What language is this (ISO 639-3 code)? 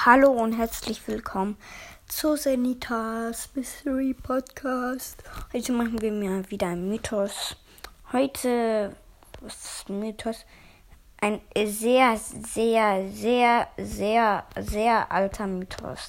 deu